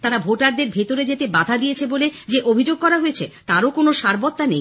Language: Bangla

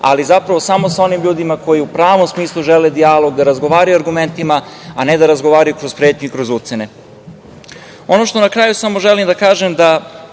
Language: Serbian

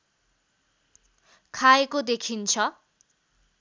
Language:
Nepali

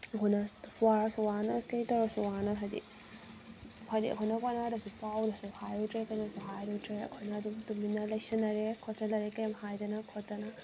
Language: Manipuri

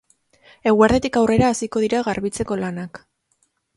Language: Basque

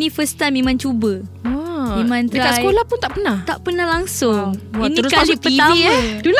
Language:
Malay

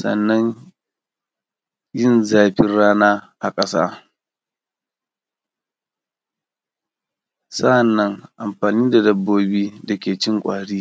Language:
Hausa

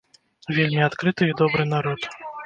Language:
Belarusian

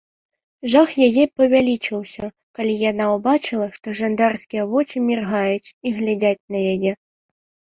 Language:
Belarusian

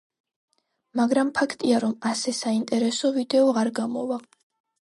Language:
Georgian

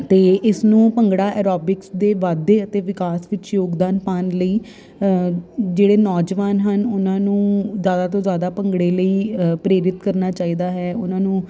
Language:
Punjabi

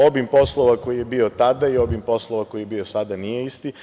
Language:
Serbian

